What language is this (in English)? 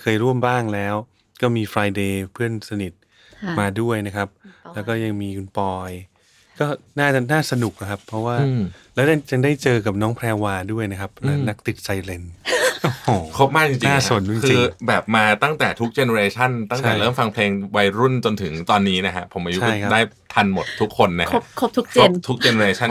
Thai